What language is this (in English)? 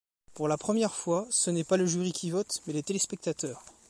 French